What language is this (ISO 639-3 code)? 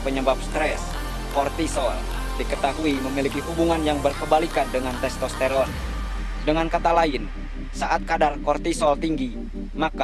ind